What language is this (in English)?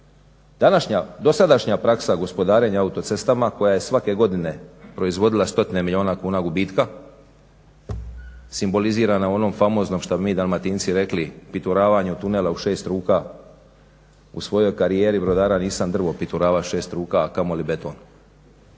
Croatian